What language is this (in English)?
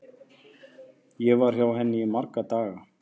Icelandic